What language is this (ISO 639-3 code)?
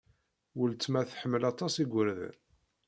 kab